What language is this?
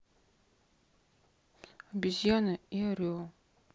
Russian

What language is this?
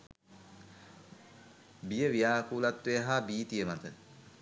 Sinhala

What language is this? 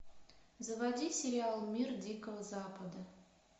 Russian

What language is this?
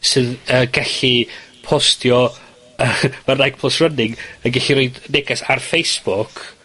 Welsh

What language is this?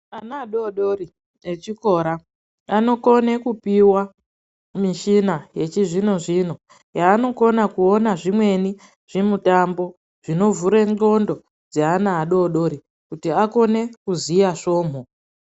Ndau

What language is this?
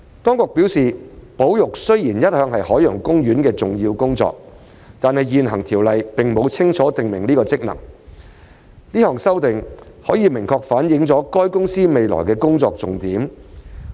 Cantonese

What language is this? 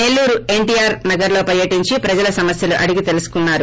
Telugu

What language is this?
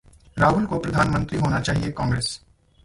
Hindi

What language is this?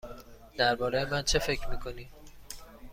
Persian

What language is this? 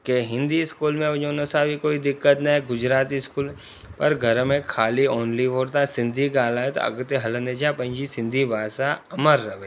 Sindhi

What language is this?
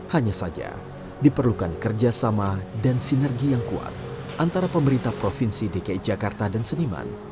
Indonesian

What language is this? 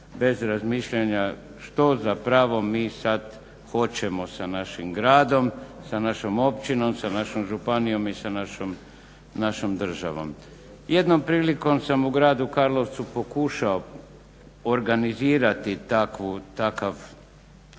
Croatian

